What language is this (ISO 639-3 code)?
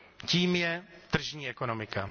ces